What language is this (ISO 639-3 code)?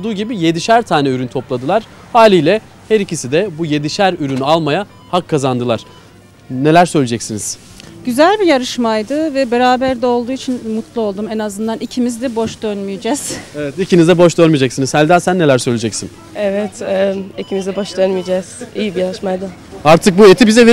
tur